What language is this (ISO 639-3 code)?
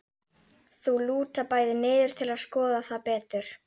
isl